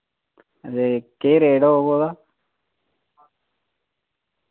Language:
Dogri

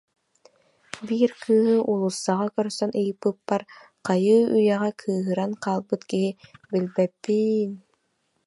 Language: Yakut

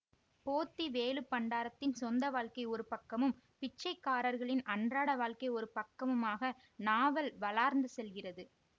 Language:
Tamil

